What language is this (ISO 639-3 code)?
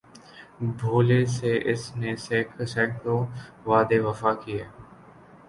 urd